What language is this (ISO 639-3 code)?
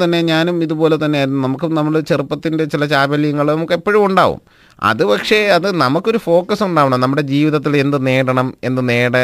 mal